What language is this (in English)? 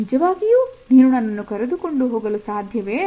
Kannada